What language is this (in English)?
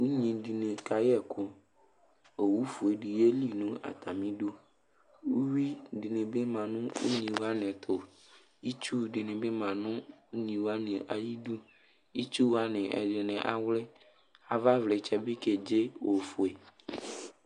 Ikposo